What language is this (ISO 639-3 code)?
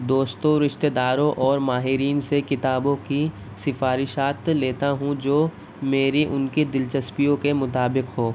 urd